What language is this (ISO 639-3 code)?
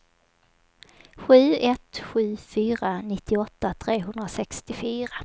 swe